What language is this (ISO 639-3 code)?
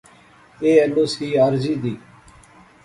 phr